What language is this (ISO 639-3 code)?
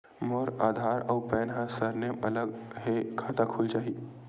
hne